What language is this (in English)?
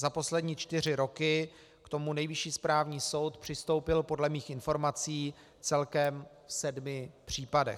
Czech